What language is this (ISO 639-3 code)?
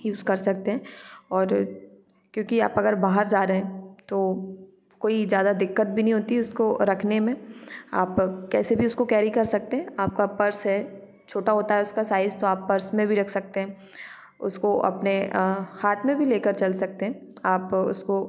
hin